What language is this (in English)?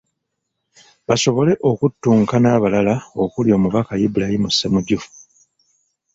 Ganda